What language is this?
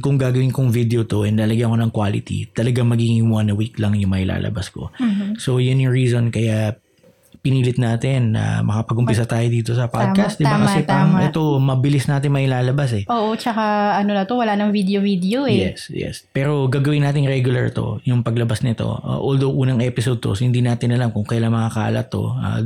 Filipino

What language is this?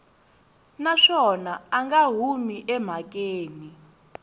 Tsonga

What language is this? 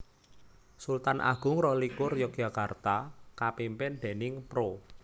Javanese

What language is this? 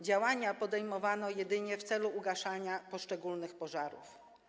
Polish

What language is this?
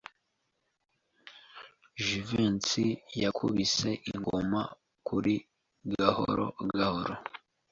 Kinyarwanda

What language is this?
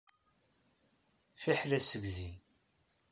Kabyle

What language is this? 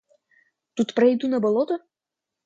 Russian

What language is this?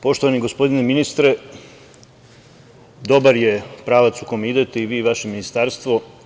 Serbian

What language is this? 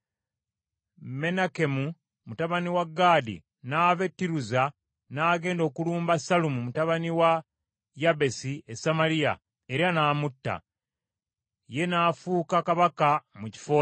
Ganda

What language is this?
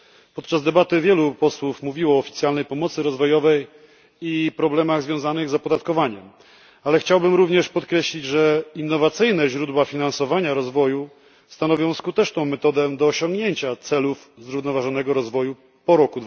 Polish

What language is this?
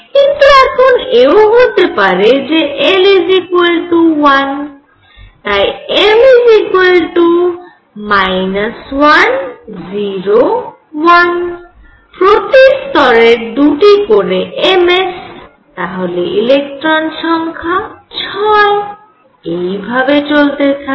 Bangla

